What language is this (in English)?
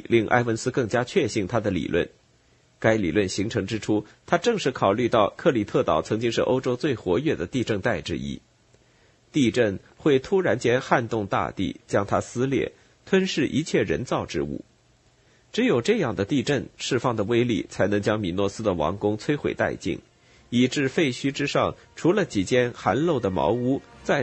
Chinese